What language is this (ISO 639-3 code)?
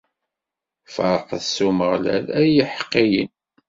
kab